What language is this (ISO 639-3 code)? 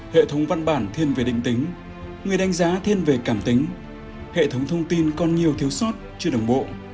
vie